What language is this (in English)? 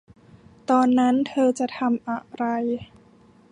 Thai